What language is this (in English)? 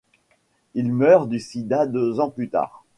French